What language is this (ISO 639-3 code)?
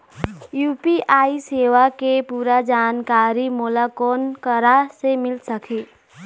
hne